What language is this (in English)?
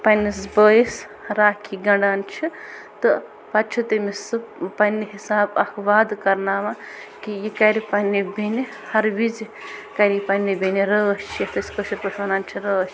Kashmiri